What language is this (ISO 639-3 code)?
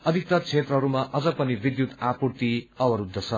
nep